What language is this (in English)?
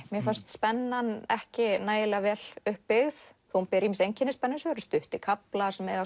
Icelandic